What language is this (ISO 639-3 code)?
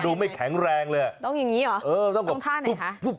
tha